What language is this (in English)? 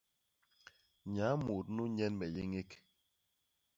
Basaa